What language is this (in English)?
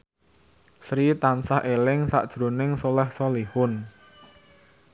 Javanese